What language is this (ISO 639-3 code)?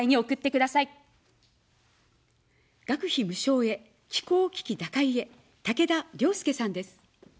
jpn